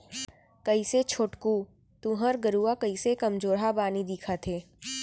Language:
Chhattisgarhi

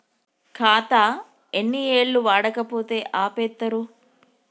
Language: Telugu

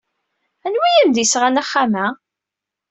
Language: Kabyle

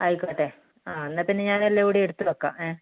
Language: Malayalam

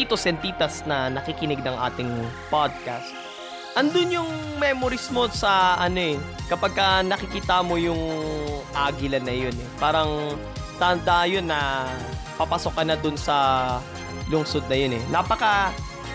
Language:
Filipino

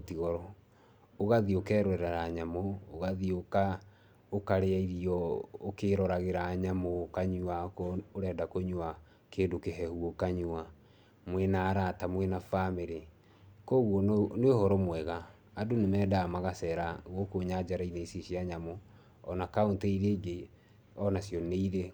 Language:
Kikuyu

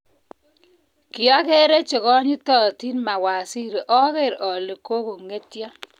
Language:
Kalenjin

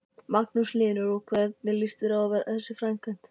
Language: Icelandic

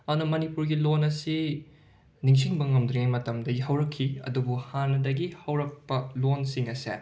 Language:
Manipuri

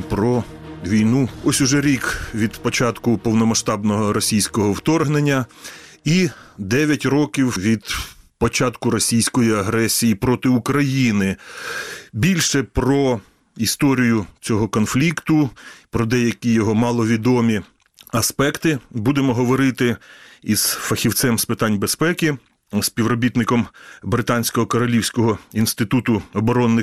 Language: Ukrainian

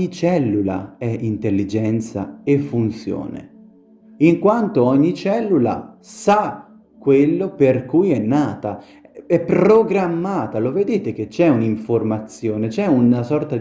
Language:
Italian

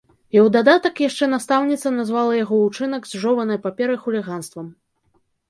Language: Belarusian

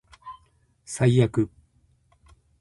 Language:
Japanese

